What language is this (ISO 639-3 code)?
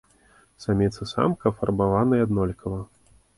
bel